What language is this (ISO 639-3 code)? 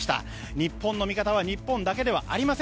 jpn